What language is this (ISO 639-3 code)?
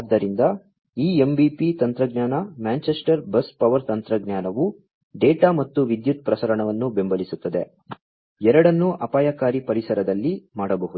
kan